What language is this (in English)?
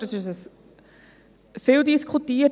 Swiss German